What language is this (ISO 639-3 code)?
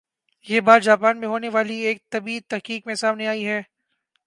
urd